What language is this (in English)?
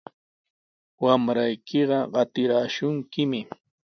Sihuas Ancash Quechua